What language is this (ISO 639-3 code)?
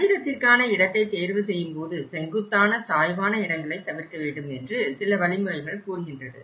tam